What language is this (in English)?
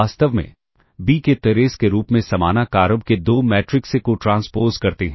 Hindi